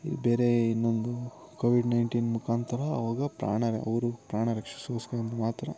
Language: Kannada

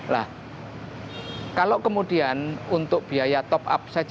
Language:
Indonesian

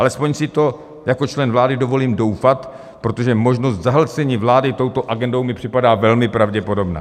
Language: Czech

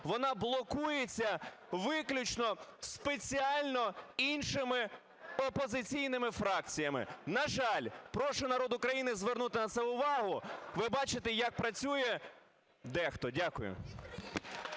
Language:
Ukrainian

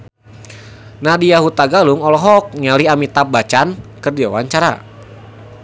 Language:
Sundanese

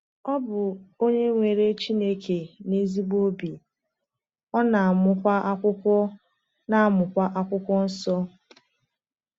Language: Igbo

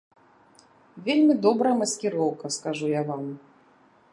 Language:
Belarusian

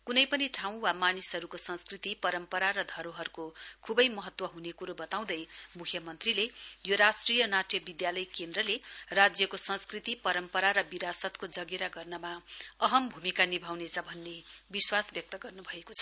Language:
Nepali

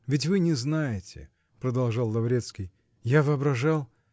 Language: Russian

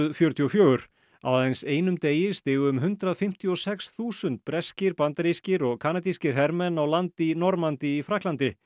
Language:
Icelandic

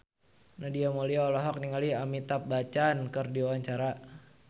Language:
Sundanese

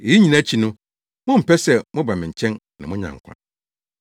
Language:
Akan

